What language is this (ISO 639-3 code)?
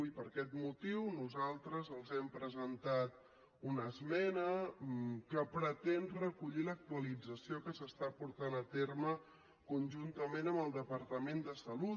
cat